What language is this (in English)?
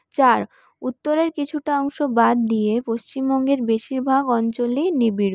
Bangla